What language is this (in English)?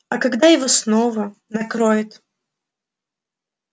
Russian